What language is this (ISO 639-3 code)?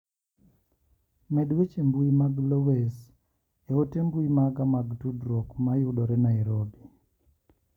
luo